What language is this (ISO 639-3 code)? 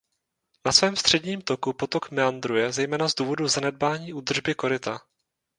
ces